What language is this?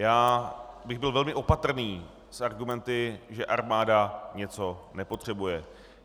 Czech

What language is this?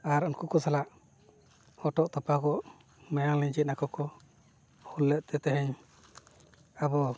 Santali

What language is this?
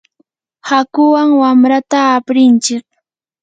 Yanahuanca Pasco Quechua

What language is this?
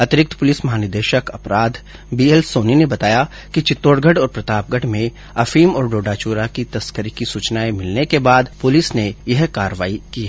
Hindi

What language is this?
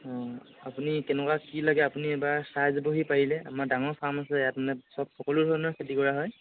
Assamese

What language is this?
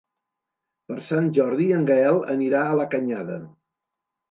Catalan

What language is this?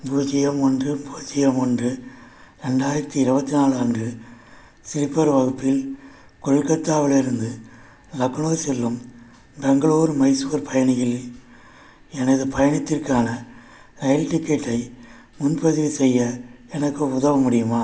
Tamil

